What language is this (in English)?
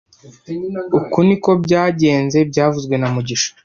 Kinyarwanda